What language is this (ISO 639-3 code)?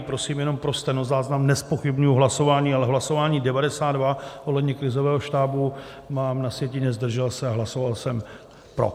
ces